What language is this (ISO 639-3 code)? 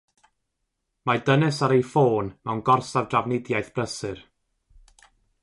cym